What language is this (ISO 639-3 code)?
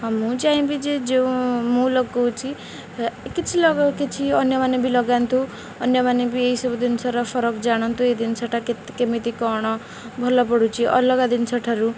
ori